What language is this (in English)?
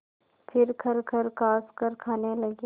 Hindi